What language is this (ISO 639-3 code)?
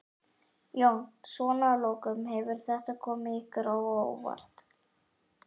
isl